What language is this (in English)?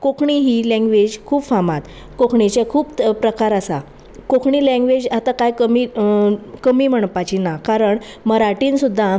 Konkani